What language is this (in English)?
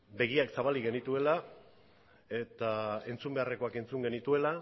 Basque